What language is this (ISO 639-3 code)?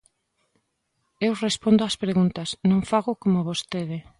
glg